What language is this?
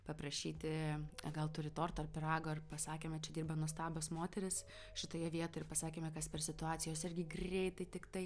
Lithuanian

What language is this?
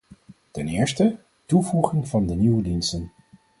Dutch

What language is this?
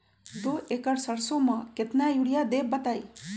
Magahi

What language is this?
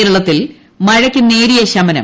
Malayalam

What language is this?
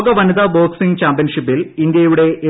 Malayalam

